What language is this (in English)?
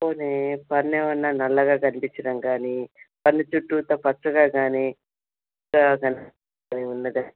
Telugu